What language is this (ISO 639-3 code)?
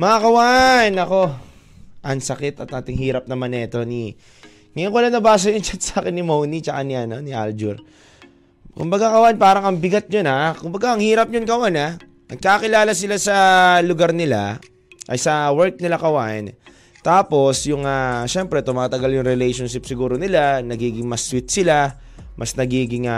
fil